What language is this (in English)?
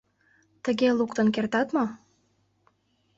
Mari